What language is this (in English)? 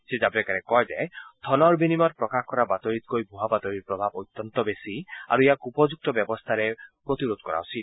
Assamese